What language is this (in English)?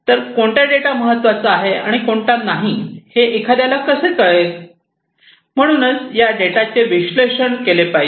Marathi